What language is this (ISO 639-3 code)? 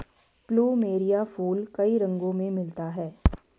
hin